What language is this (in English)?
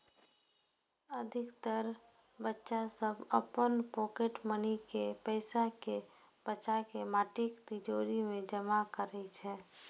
Maithili